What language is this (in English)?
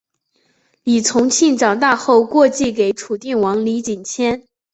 Chinese